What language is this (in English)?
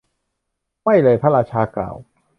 Thai